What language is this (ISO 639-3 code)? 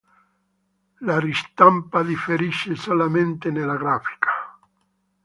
ita